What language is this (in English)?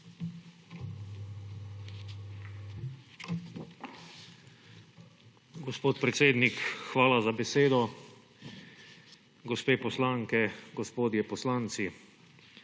Slovenian